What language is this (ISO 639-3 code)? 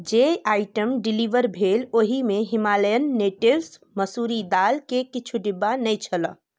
mai